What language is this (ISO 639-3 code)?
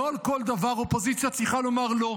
heb